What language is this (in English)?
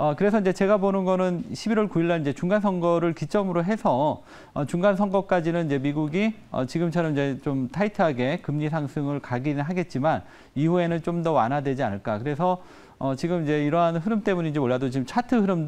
Korean